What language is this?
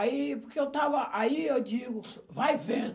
Portuguese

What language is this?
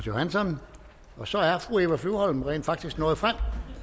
Danish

